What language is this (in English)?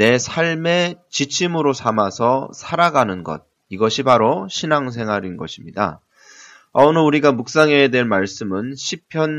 Korean